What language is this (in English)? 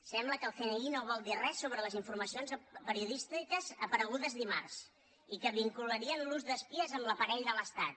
Catalan